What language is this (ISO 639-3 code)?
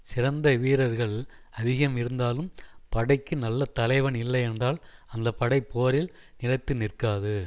tam